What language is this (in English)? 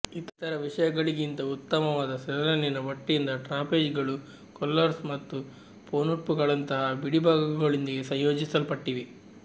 Kannada